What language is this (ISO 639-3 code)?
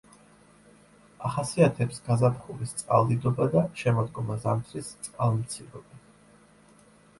kat